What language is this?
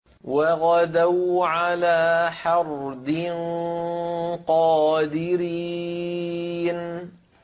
Arabic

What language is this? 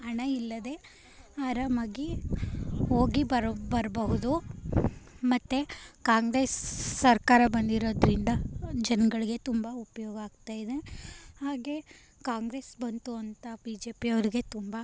Kannada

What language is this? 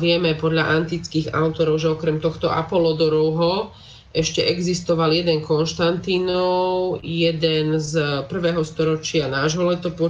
Slovak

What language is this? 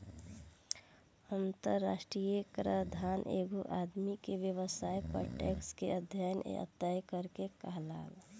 Bhojpuri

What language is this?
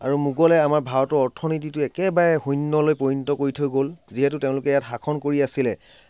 Assamese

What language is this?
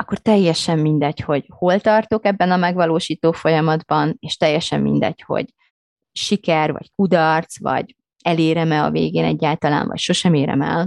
Hungarian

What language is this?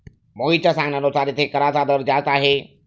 Marathi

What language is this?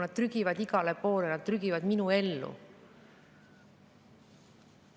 Estonian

